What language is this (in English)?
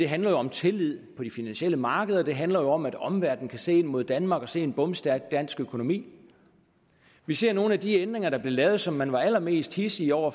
Danish